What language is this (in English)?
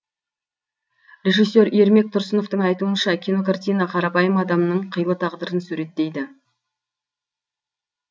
Kazakh